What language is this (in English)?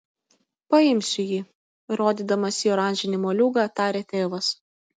Lithuanian